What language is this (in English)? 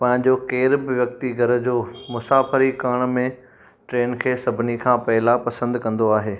Sindhi